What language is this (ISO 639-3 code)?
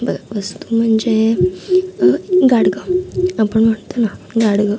mar